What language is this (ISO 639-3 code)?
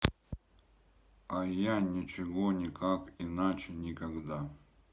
rus